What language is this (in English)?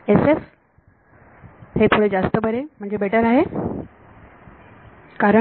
Marathi